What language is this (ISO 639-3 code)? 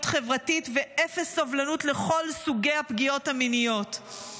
heb